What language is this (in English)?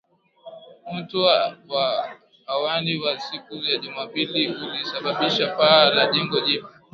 Swahili